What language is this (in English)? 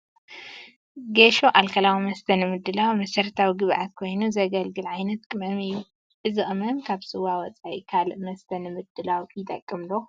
Tigrinya